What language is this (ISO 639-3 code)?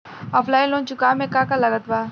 bho